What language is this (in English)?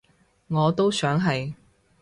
Cantonese